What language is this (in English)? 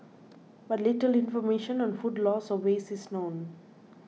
English